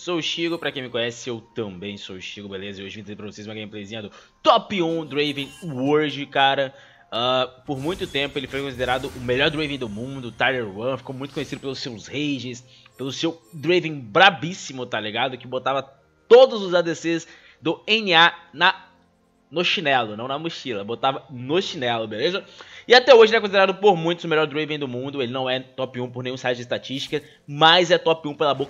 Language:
Portuguese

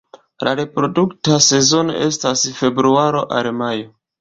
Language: Esperanto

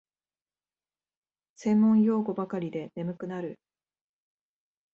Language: Japanese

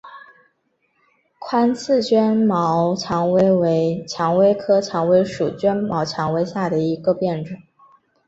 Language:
Chinese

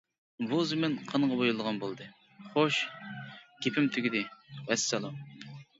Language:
Uyghur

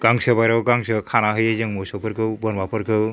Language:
Bodo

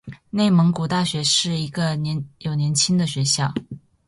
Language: Chinese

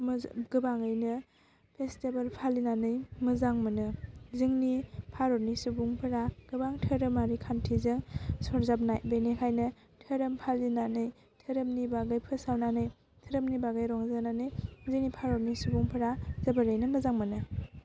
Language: Bodo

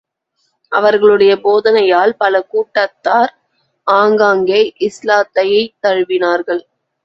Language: Tamil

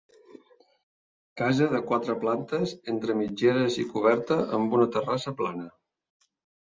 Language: Catalan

